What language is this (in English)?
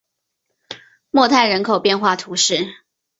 Chinese